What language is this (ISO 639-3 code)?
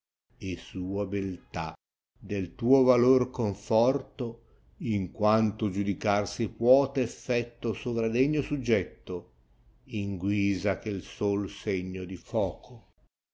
ita